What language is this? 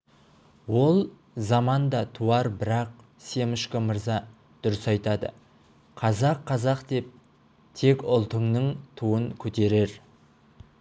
Kazakh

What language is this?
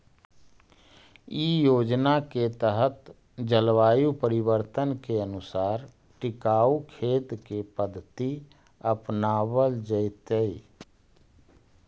Magahi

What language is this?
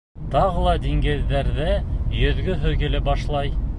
Bashkir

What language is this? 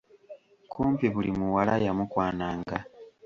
Ganda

